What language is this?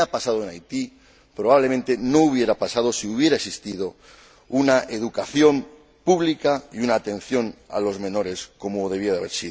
Spanish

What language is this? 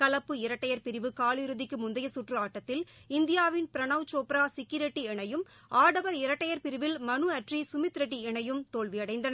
Tamil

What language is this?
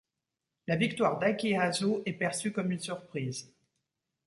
French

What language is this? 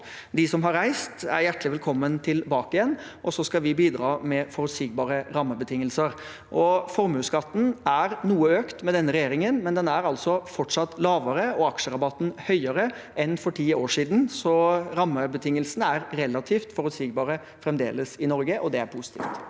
Norwegian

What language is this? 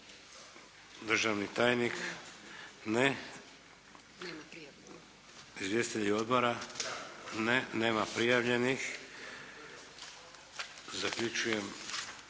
Croatian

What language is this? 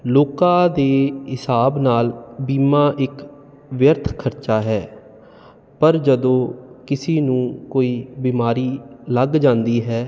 Punjabi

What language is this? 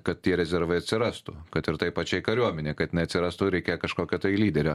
Lithuanian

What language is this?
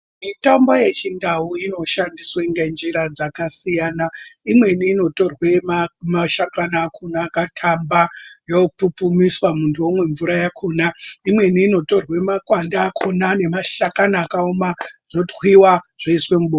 Ndau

